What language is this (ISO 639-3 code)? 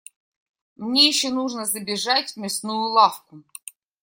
rus